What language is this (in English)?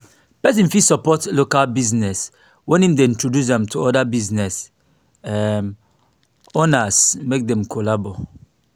Nigerian Pidgin